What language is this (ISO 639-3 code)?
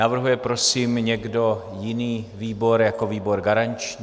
ces